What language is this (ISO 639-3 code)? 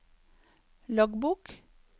nor